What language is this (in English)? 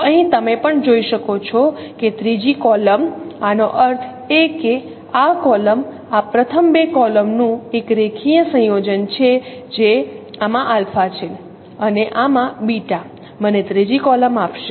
Gujarati